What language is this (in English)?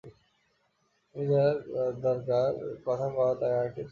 Bangla